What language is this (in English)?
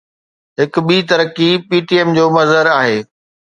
Sindhi